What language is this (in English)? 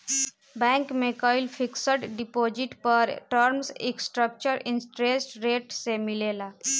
Bhojpuri